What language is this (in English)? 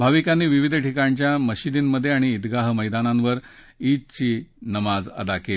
Marathi